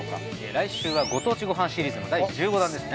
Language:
Japanese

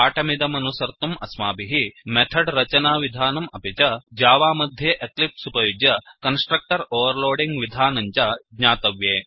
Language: Sanskrit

